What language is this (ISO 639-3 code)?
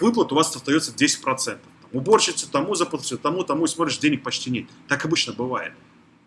rus